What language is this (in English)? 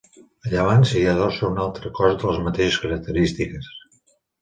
Catalan